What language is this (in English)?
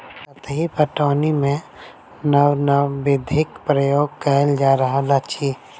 Maithili